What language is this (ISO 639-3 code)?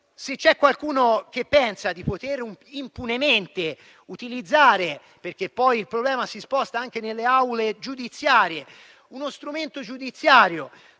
ita